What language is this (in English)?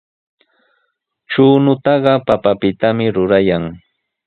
Sihuas Ancash Quechua